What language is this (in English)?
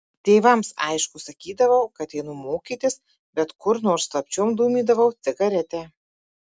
Lithuanian